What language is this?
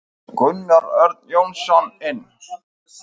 Icelandic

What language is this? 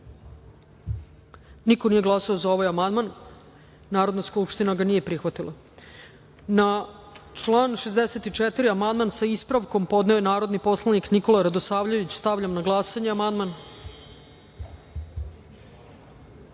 Serbian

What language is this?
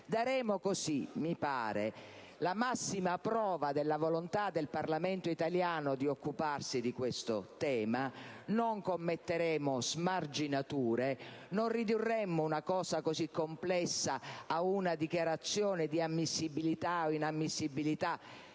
Italian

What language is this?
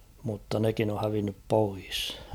Finnish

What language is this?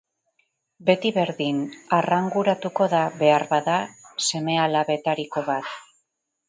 Basque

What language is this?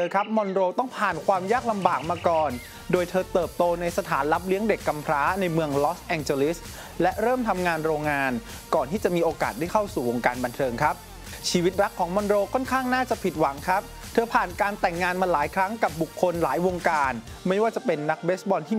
Thai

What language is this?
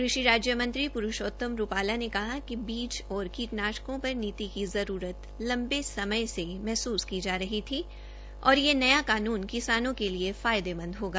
Hindi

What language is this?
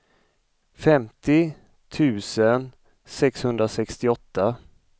Swedish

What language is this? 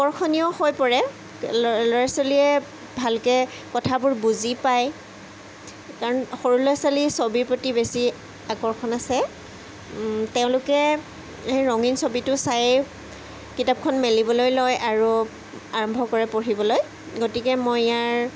Assamese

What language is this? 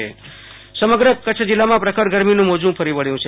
Gujarati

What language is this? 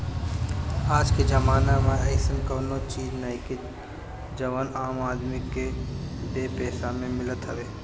Bhojpuri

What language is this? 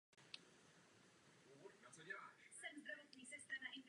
Czech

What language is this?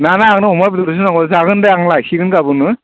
Bodo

